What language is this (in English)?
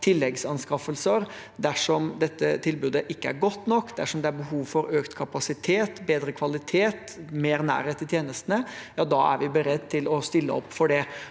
Norwegian